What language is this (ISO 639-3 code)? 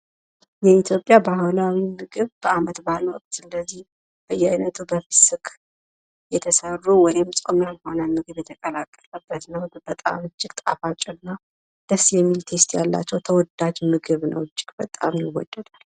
amh